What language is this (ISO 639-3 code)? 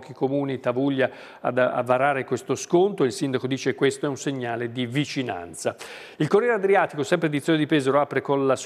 ita